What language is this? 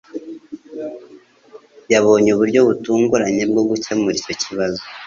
Kinyarwanda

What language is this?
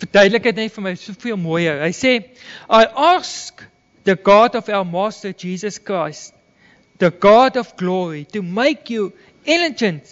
Dutch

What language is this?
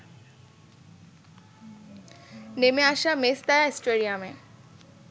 Bangla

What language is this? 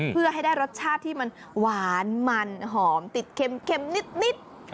Thai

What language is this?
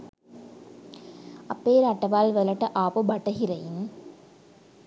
Sinhala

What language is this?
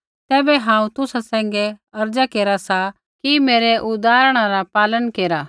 Kullu Pahari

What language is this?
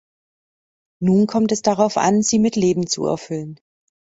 German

